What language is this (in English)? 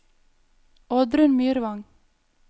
Norwegian